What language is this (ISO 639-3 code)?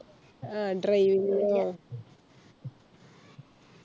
mal